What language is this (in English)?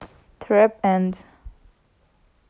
Russian